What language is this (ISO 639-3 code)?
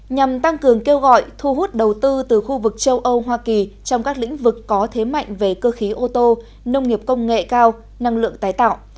vie